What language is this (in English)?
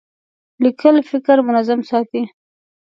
Pashto